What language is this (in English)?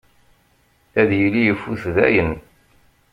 Kabyle